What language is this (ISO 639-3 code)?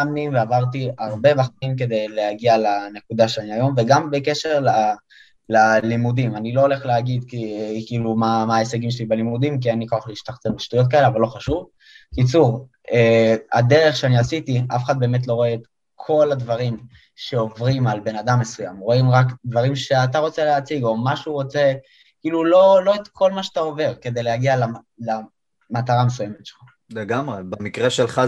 heb